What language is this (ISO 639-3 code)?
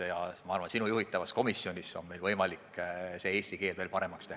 est